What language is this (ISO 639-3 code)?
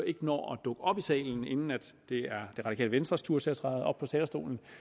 dan